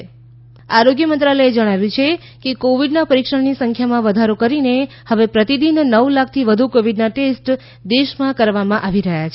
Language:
Gujarati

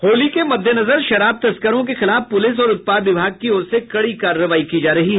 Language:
Hindi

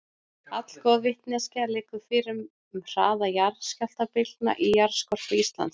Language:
Icelandic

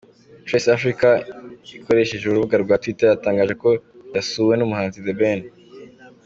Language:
Kinyarwanda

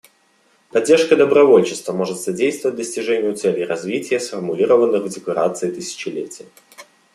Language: Russian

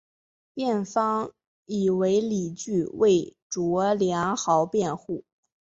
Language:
Chinese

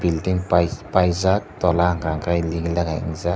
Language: Kok Borok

